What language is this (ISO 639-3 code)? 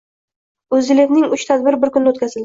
uzb